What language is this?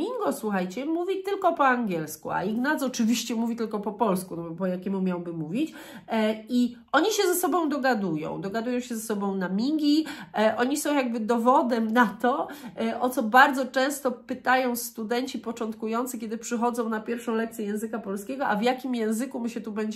Polish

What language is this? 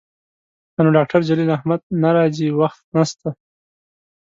Pashto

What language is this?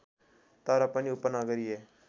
Nepali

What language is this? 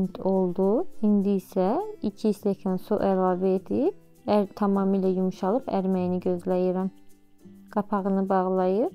Turkish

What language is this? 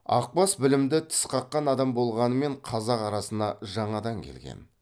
Kazakh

